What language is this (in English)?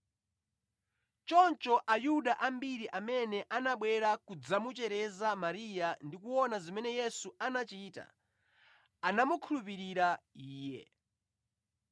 Nyanja